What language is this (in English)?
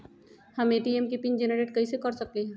Magahi